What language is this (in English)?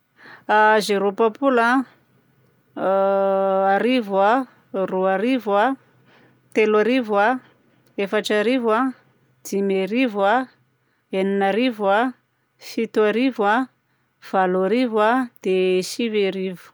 Southern Betsimisaraka Malagasy